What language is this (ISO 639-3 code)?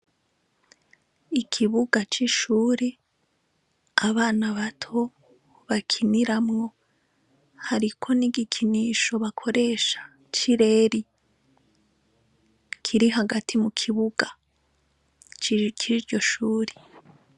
run